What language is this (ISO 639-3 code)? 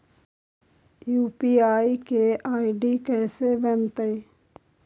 mag